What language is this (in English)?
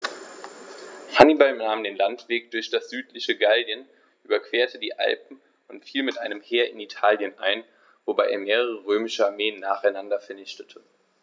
German